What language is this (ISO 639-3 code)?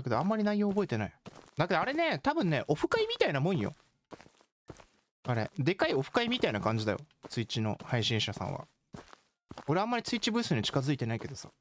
jpn